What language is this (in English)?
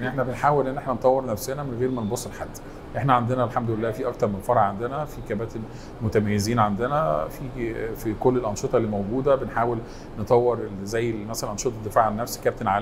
Arabic